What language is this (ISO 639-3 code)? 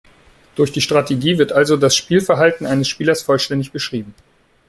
deu